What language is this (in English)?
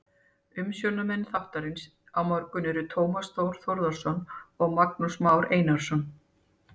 Icelandic